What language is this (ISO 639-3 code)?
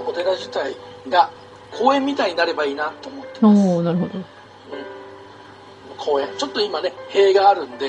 jpn